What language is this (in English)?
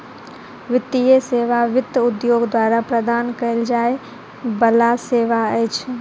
Maithili